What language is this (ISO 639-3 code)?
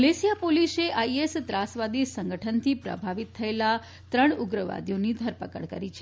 guj